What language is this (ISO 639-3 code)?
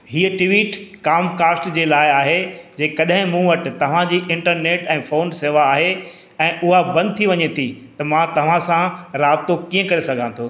snd